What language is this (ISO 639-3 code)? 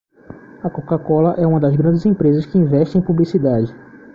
por